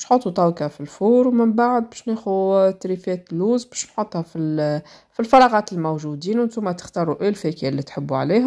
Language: Arabic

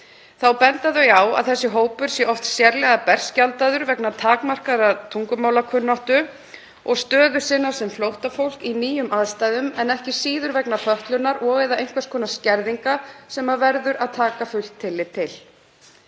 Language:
Icelandic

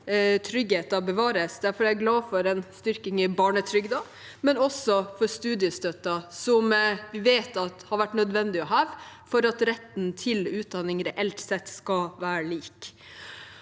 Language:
Norwegian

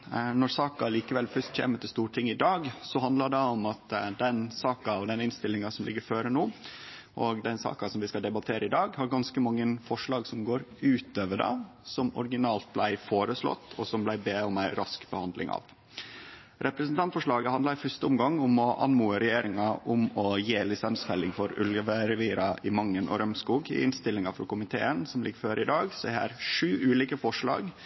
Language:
Norwegian Nynorsk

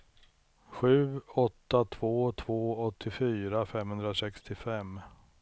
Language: Swedish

